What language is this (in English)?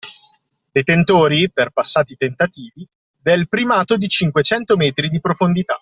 Italian